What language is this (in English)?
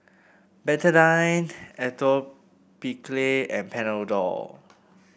English